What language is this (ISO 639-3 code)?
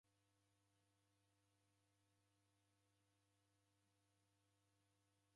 dav